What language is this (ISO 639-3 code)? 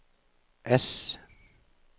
nor